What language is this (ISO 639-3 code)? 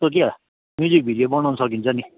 nep